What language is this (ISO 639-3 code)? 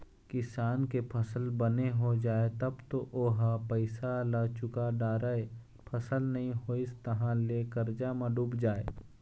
hne